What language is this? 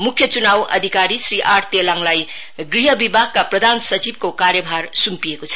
Nepali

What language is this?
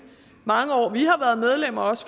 Danish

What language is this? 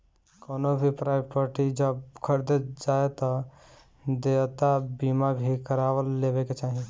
Bhojpuri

